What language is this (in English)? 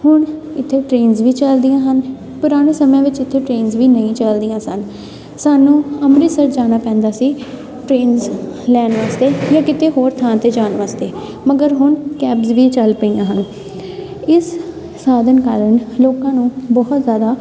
Punjabi